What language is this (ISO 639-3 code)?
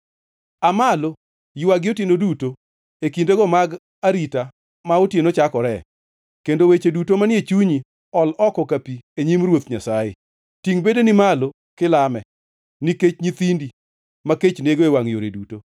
luo